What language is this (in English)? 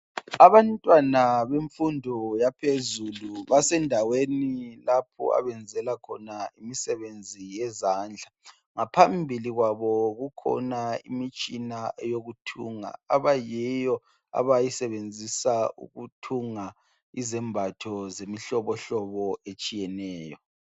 North Ndebele